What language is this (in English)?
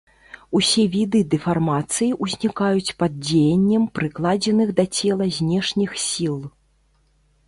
Belarusian